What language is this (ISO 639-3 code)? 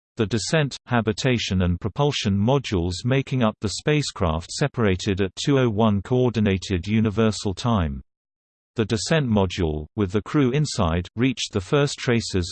eng